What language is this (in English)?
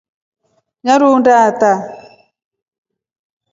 Rombo